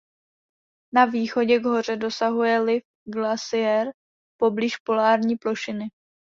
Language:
Czech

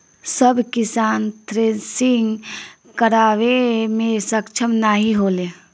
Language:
Bhojpuri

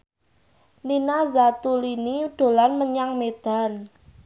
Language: Javanese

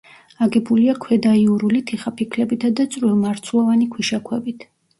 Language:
Georgian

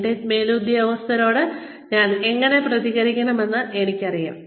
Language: Malayalam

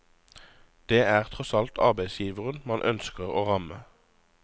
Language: Norwegian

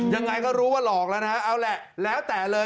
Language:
Thai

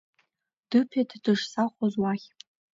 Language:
Abkhazian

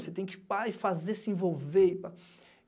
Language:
Portuguese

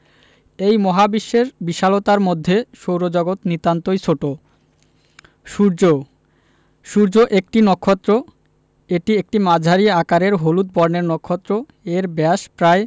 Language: Bangla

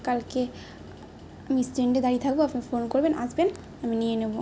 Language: Bangla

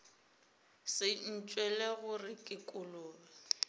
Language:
Northern Sotho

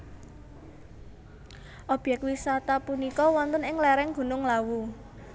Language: Javanese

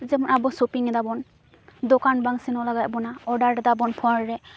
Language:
Santali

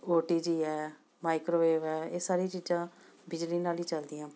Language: Punjabi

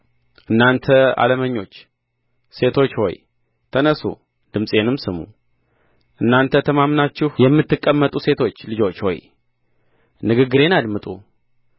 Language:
Amharic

